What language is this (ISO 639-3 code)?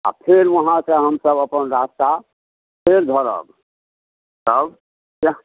mai